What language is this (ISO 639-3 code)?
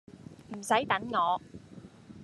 yue